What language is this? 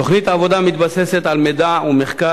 Hebrew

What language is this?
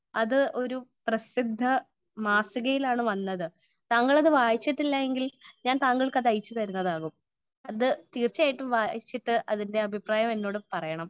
Malayalam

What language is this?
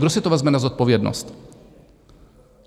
Czech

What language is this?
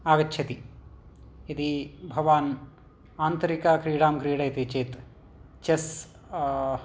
Sanskrit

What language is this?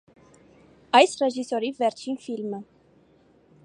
Armenian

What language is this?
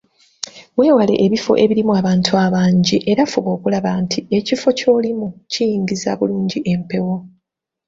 Ganda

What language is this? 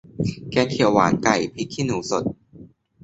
Thai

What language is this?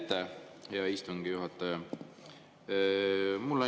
Estonian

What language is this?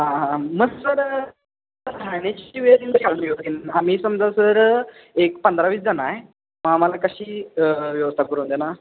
Marathi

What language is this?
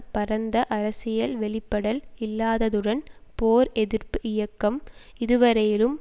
Tamil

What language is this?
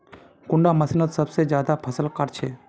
Magahi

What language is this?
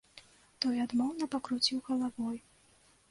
Belarusian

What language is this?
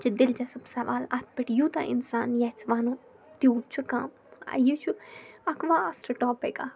Kashmiri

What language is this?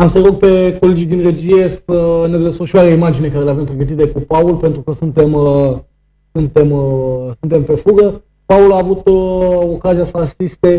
Romanian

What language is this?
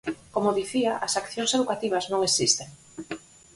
Galician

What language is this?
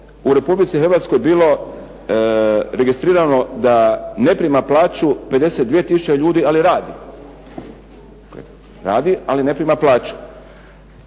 Croatian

